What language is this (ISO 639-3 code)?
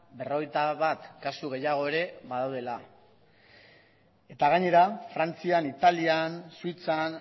eus